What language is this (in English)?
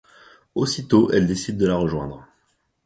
French